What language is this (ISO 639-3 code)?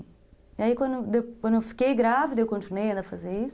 por